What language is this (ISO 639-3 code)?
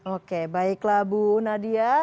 ind